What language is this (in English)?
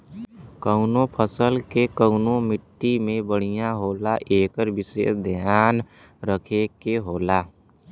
Bhojpuri